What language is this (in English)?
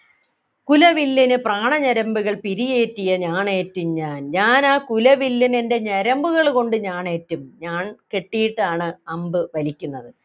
Malayalam